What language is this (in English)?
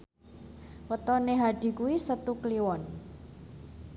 Javanese